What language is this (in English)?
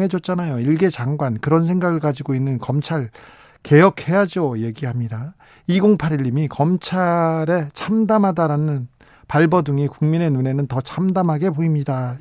Korean